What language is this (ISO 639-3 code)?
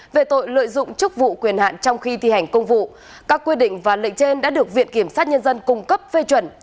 vie